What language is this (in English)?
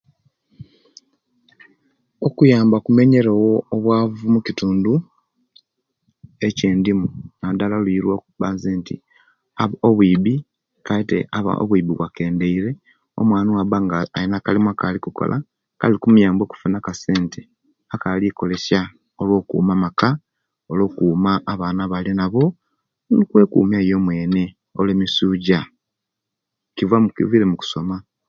Kenyi